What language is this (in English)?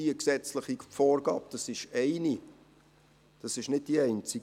Swiss German